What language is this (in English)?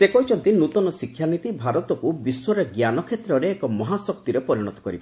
Odia